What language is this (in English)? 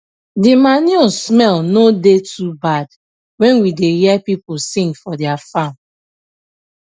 Nigerian Pidgin